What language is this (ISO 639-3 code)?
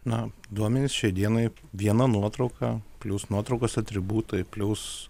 lit